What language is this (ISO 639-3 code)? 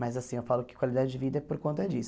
por